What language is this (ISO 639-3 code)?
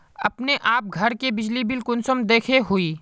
mag